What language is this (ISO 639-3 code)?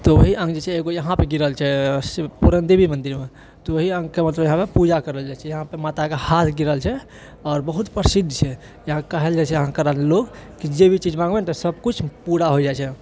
mai